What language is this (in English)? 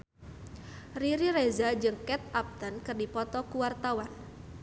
Sundanese